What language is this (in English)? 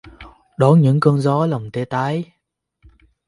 Vietnamese